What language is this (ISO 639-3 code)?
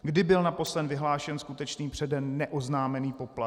ces